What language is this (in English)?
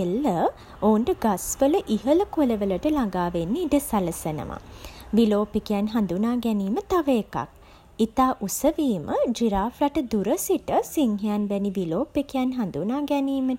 Sinhala